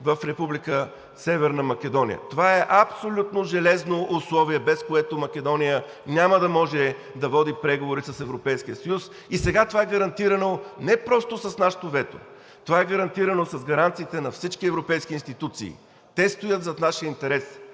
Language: Bulgarian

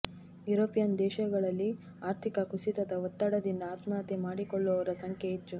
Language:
Kannada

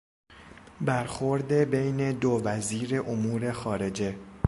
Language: Persian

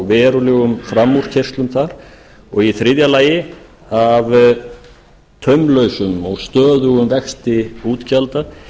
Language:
Icelandic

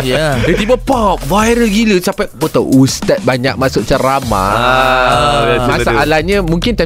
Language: Malay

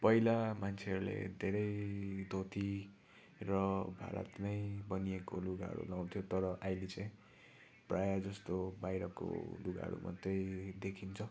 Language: Nepali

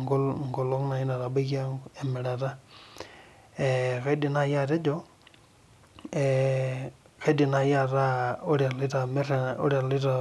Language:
Masai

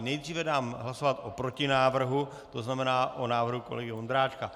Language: Czech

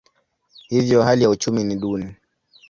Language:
Swahili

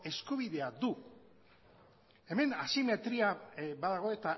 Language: Basque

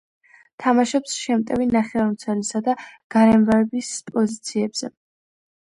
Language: Georgian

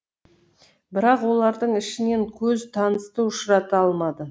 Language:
Kazakh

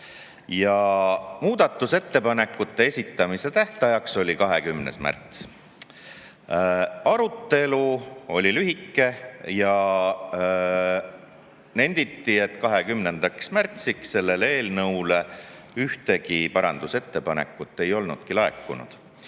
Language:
Estonian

